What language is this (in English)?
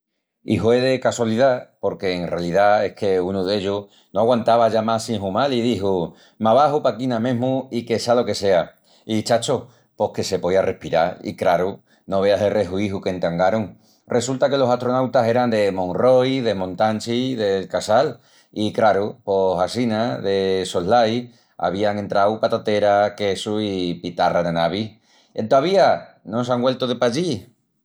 Extremaduran